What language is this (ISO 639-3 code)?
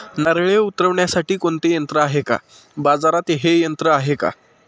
mar